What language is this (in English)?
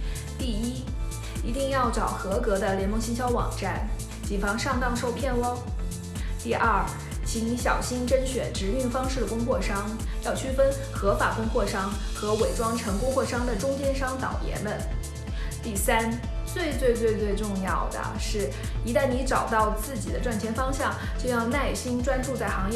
Chinese